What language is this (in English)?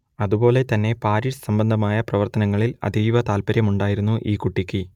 Malayalam